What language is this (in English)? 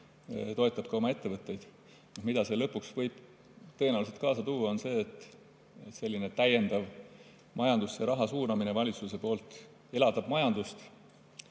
Estonian